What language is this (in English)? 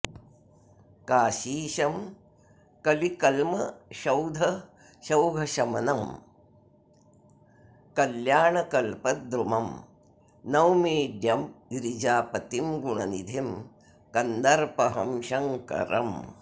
Sanskrit